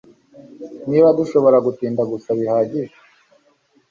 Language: Kinyarwanda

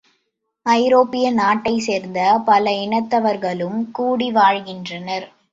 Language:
Tamil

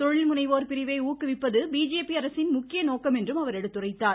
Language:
Tamil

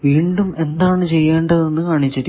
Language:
Malayalam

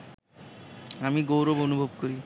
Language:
Bangla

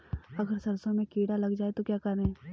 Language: Hindi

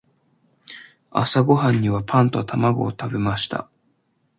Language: Japanese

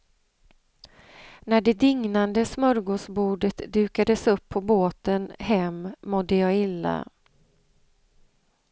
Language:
Swedish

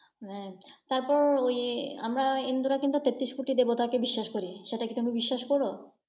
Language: Bangla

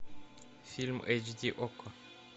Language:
Russian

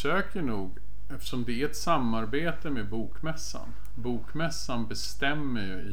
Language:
Swedish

